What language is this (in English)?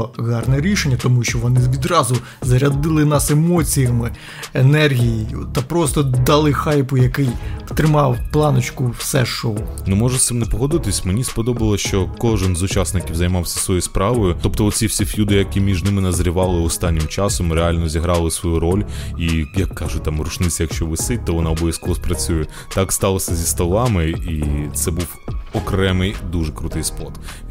Ukrainian